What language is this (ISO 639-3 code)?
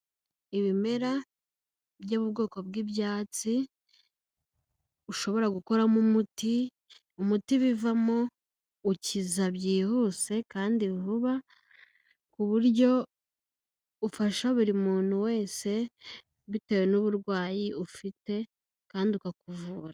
kin